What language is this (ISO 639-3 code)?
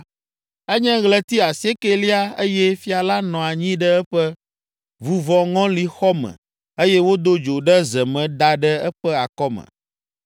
ewe